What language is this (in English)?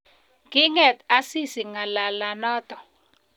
Kalenjin